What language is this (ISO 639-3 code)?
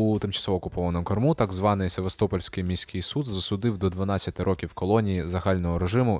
ukr